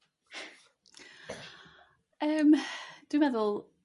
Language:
Welsh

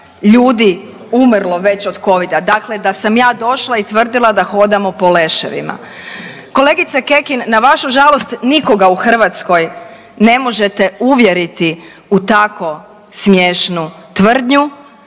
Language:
Croatian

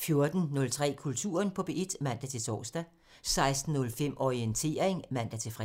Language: Danish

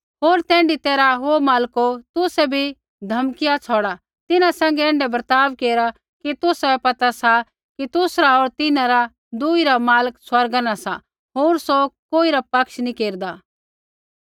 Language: Kullu Pahari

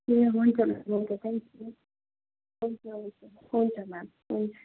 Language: Nepali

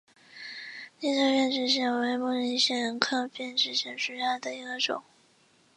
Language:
Chinese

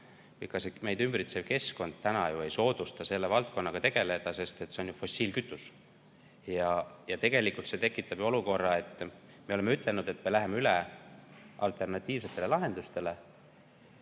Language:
Estonian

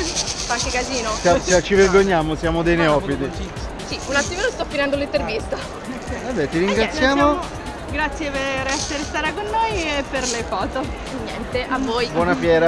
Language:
Italian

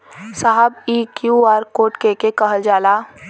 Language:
Bhojpuri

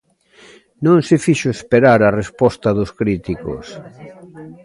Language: Galician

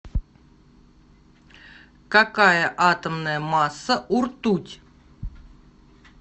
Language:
Russian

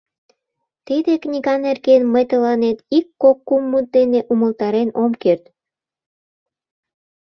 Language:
Mari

